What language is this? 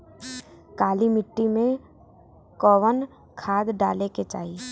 Bhojpuri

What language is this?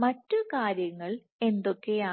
Malayalam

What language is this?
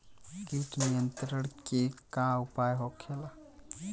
Bhojpuri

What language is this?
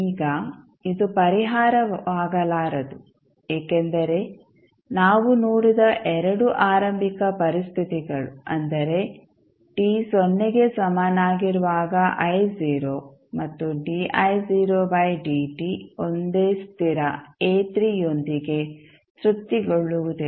Kannada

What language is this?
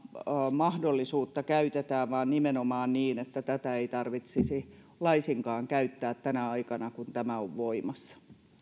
Finnish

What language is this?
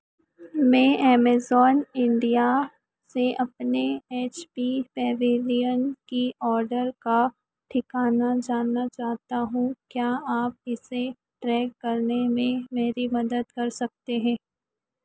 Hindi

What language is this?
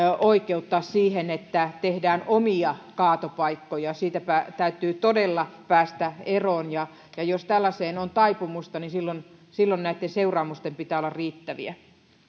Finnish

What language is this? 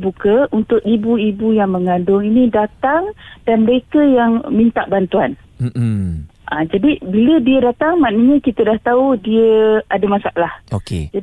Malay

